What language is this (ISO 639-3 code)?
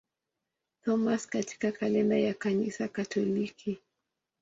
swa